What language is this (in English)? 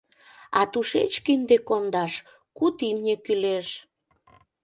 Mari